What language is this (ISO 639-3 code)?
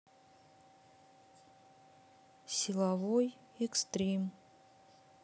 rus